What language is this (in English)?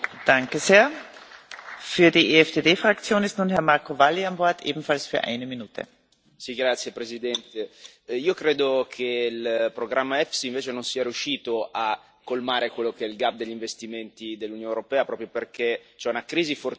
Italian